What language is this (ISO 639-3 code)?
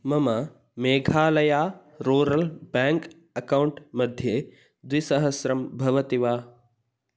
san